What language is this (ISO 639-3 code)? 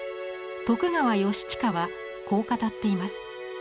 jpn